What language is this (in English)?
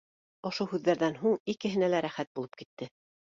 Bashkir